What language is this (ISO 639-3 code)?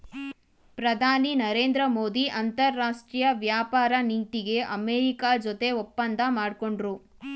kan